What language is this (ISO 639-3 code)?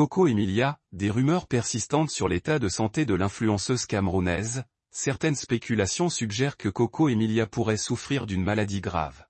fra